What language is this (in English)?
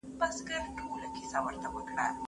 Pashto